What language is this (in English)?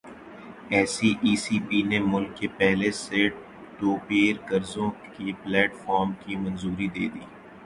Urdu